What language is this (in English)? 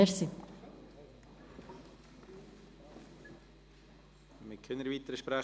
Swiss German